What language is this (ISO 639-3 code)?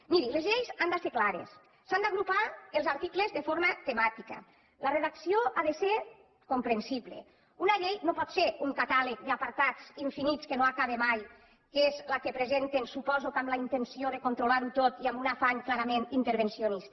cat